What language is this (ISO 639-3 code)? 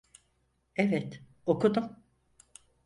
tur